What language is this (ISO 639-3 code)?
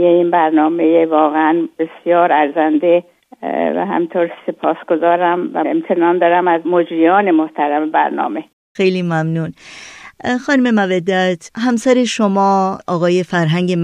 fas